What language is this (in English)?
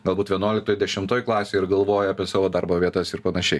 Lithuanian